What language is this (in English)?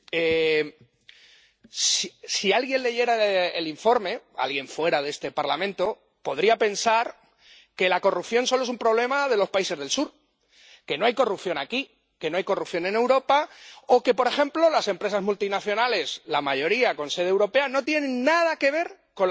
Spanish